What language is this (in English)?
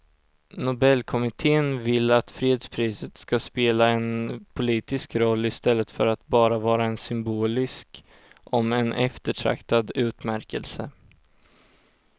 Swedish